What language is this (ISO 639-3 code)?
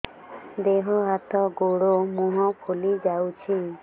ori